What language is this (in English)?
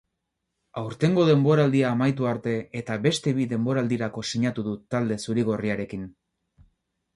Basque